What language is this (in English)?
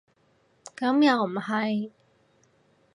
Cantonese